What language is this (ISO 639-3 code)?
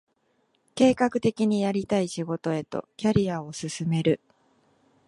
jpn